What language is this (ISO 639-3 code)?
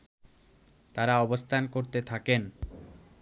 ben